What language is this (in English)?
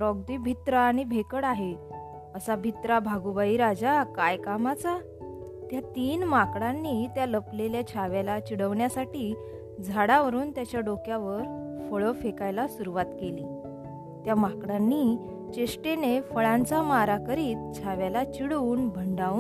Marathi